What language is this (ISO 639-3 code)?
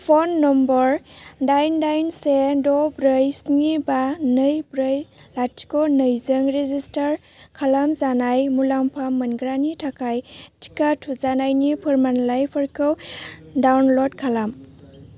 brx